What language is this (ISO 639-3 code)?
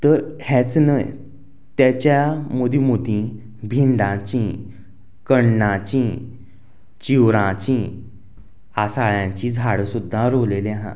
kok